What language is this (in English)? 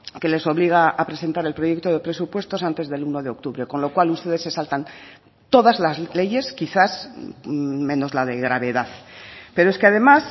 Spanish